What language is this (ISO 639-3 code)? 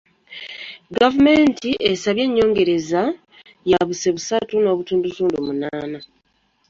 lug